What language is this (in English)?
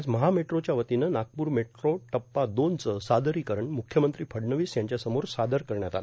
Marathi